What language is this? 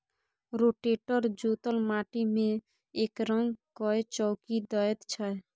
Maithili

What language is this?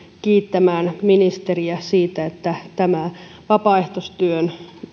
Finnish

